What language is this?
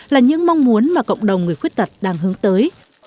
Vietnamese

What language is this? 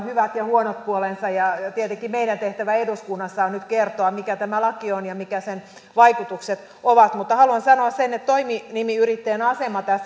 Finnish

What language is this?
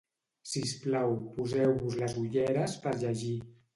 Catalan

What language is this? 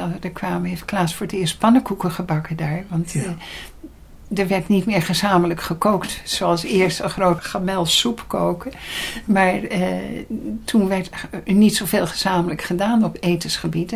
Dutch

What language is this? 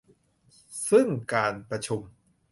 Thai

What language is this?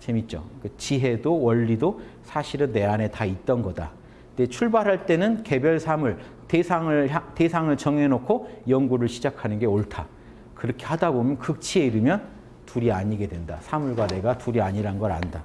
Korean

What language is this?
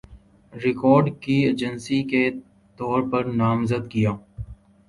Urdu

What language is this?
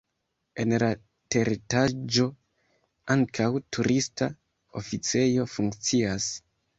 Esperanto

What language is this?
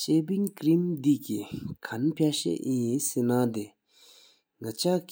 Sikkimese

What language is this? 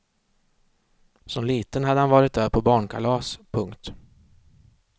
Swedish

